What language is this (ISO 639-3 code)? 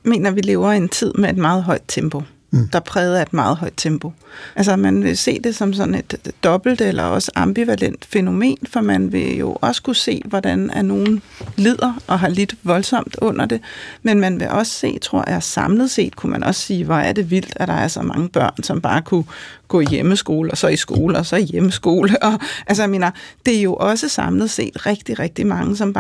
dan